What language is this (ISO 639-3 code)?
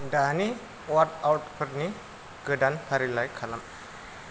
brx